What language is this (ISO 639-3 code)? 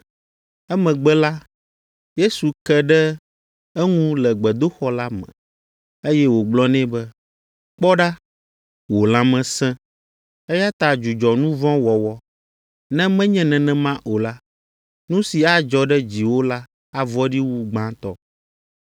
ewe